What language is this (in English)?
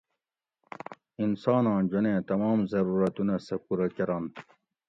Gawri